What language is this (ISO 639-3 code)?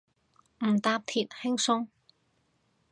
yue